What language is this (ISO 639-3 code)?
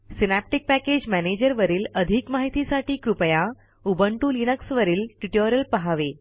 mar